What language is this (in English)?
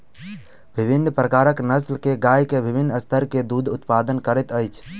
Maithili